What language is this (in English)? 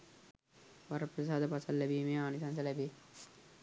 Sinhala